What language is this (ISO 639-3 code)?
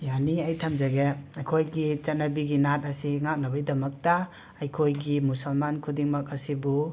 mni